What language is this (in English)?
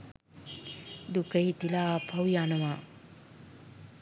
Sinhala